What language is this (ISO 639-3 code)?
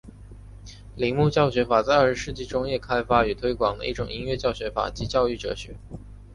zho